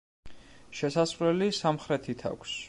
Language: Georgian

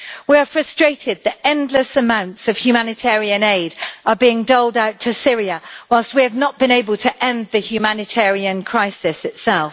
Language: English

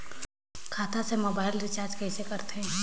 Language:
Chhattisgarhi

